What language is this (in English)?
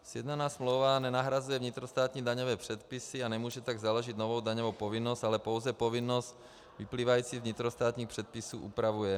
Czech